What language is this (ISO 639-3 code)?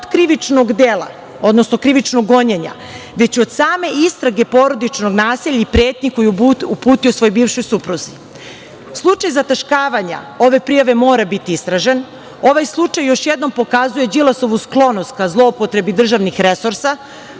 srp